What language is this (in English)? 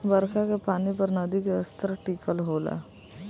Bhojpuri